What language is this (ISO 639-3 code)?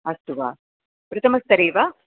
san